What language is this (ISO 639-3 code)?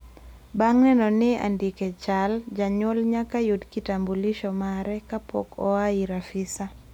luo